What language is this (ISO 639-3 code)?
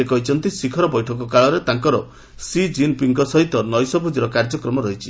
ori